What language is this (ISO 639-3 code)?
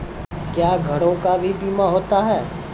mai